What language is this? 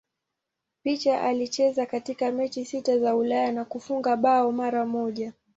Swahili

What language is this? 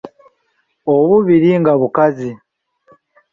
Ganda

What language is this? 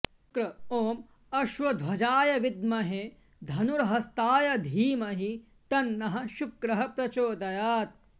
Sanskrit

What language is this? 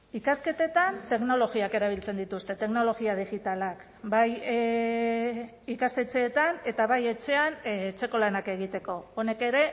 Basque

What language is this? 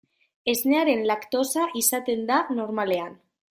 Basque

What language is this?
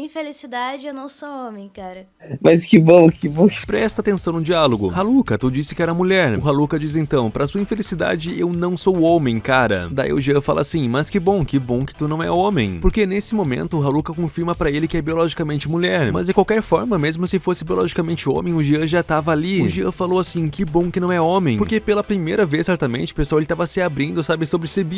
Portuguese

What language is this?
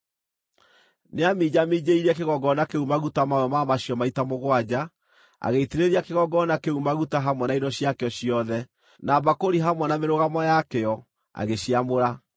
Kikuyu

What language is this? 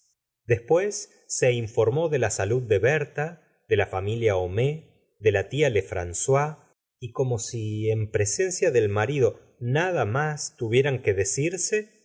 Spanish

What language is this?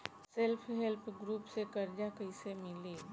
Bhojpuri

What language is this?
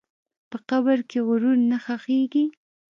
Pashto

